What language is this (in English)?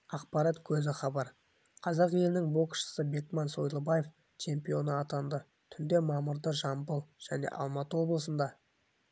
Kazakh